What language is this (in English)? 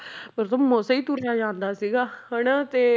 Punjabi